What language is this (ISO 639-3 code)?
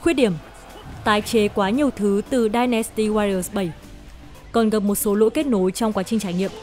vie